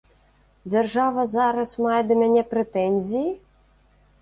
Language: Belarusian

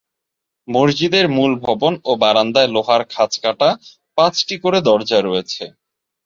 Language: Bangla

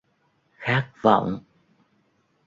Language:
Vietnamese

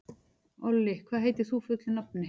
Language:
Icelandic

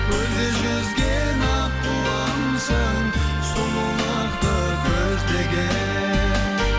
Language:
Kazakh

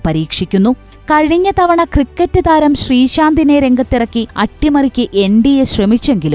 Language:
Malayalam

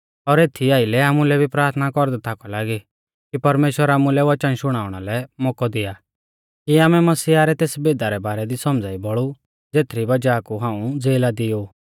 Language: Mahasu Pahari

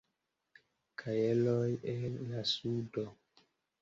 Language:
Esperanto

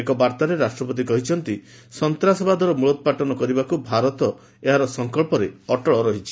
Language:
Odia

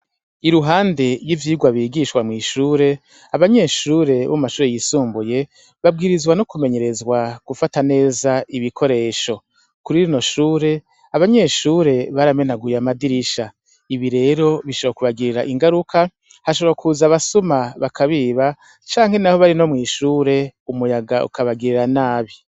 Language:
Rundi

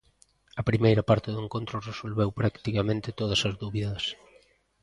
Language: Galician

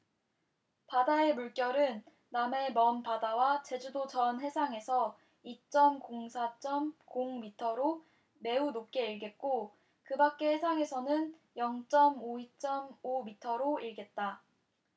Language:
Korean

